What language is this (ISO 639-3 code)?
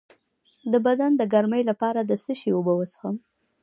pus